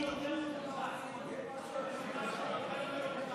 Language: Hebrew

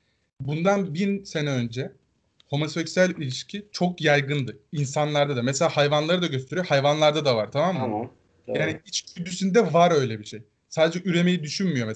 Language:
Turkish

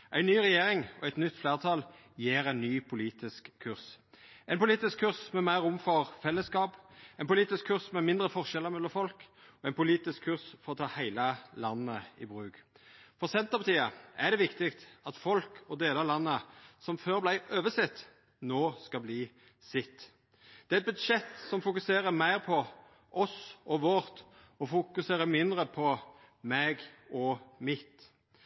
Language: Norwegian Nynorsk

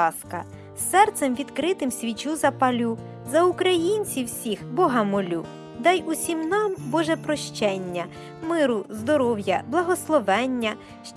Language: Ukrainian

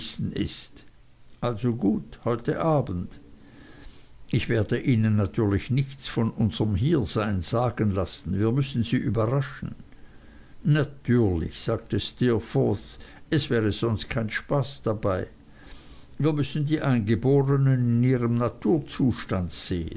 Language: German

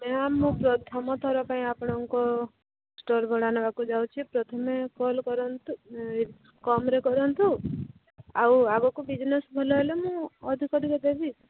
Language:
Odia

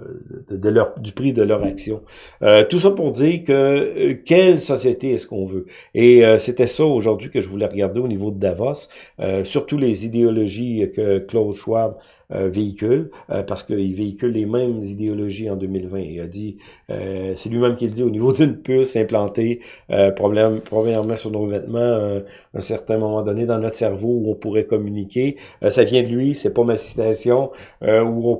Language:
French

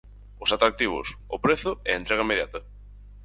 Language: Galician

